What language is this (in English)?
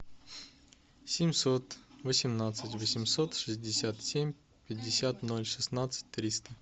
Russian